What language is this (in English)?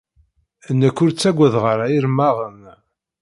Kabyle